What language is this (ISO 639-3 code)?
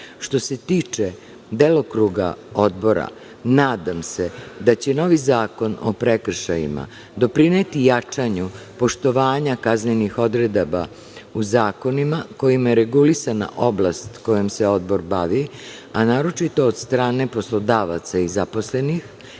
srp